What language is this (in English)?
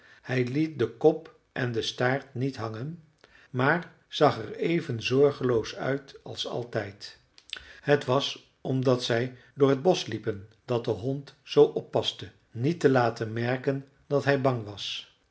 Dutch